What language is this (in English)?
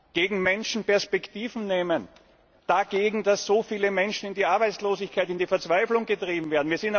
German